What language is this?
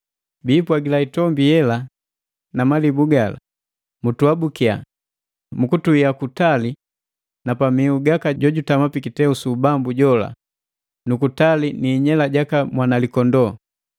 Matengo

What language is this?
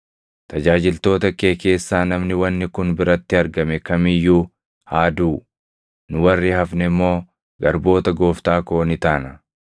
Oromo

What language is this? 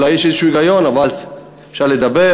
Hebrew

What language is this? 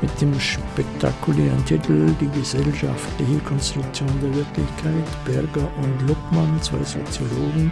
German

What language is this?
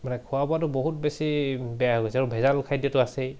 Assamese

